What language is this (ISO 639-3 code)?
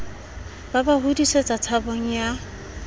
sot